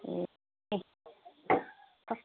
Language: Nepali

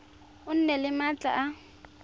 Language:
Tswana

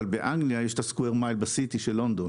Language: Hebrew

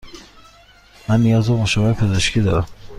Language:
Persian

